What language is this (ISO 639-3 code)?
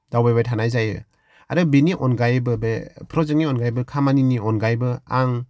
brx